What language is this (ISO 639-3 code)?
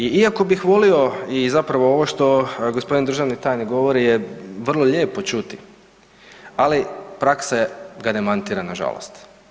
hrv